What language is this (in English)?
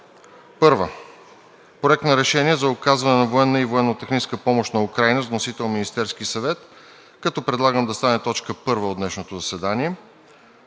Bulgarian